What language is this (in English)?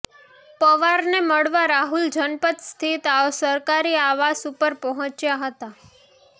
Gujarati